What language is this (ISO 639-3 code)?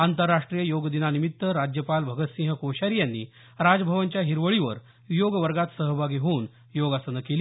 mar